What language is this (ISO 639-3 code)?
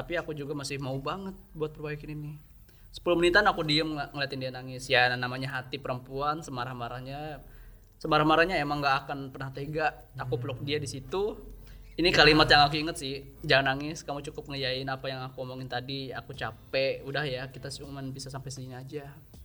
ind